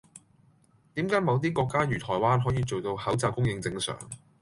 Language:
Cantonese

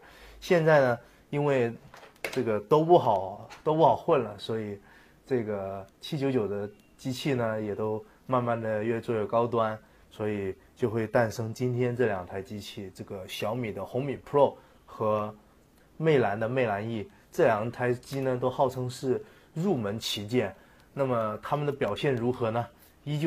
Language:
Chinese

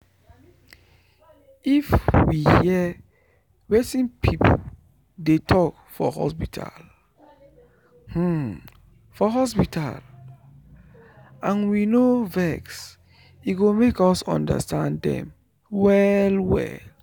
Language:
Nigerian Pidgin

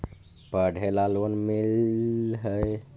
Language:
Magahi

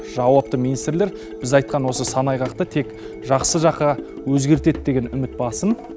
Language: Kazakh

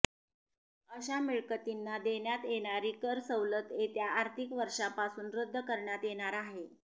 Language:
Marathi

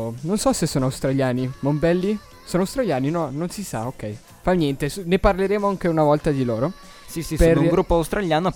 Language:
Italian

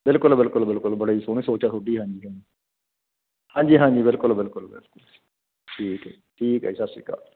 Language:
Punjabi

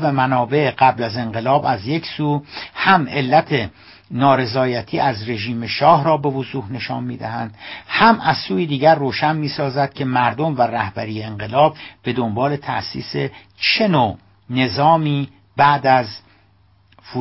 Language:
Persian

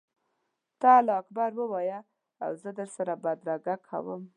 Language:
Pashto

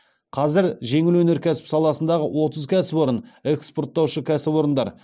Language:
Kazakh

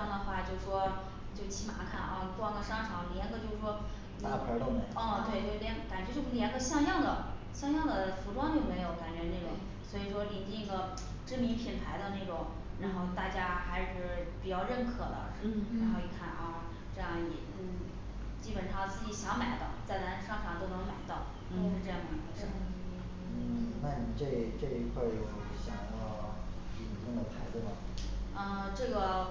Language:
Chinese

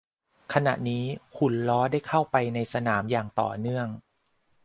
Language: Thai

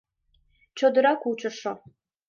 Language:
Mari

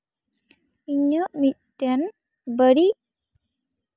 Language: Santali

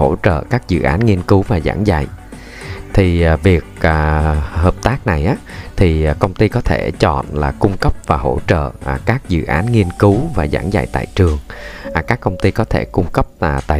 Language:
Vietnamese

